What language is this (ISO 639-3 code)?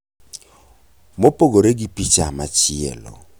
luo